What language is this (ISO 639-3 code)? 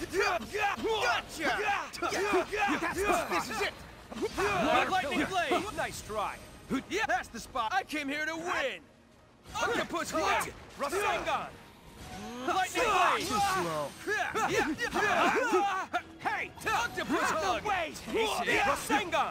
eng